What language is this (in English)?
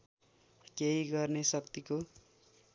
Nepali